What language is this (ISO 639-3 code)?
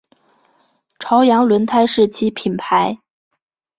zho